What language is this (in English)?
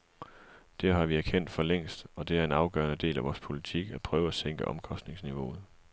Danish